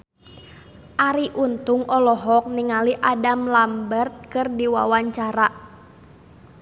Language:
Sundanese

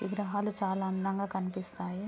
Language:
Telugu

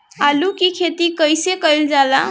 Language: Bhojpuri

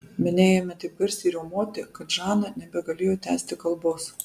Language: Lithuanian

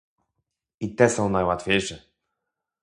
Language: Polish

